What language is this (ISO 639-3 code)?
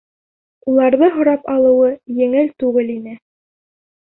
bak